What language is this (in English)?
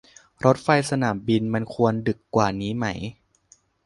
Thai